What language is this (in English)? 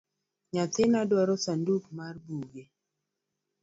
Luo (Kenya and Tanzania)